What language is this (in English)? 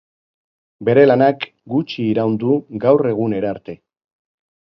Basque